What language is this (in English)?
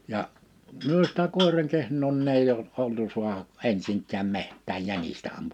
Finnish